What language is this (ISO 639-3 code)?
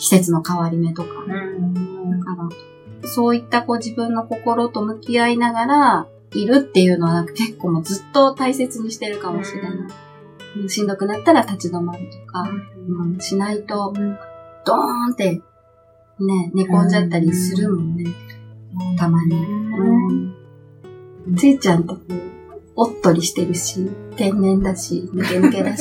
jpn